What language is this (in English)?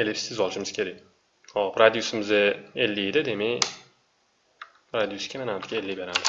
Turkish